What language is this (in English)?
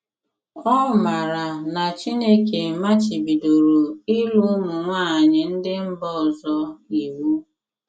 Igbo